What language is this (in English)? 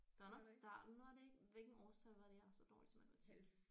Danish